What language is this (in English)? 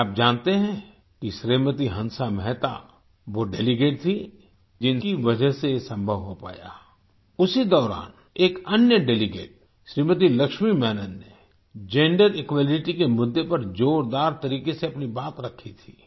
Hindi